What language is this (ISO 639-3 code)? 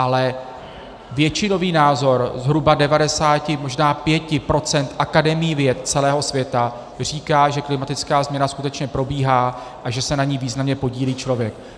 ces